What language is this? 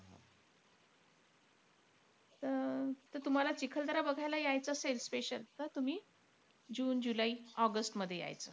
Marathi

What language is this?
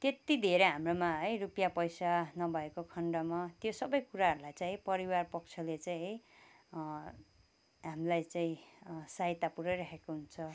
Nepali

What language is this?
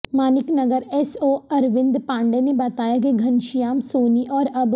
Urdu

